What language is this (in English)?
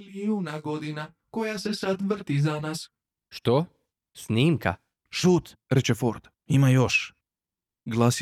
Croatian